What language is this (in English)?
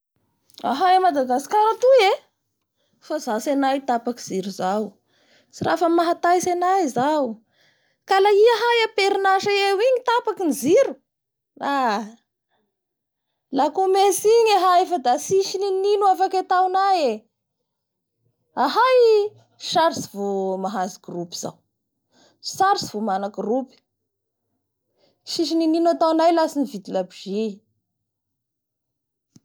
Bara Malagasy